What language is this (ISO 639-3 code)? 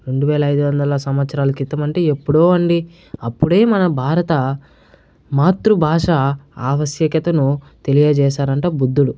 tel